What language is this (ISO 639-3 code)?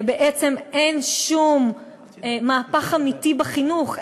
heb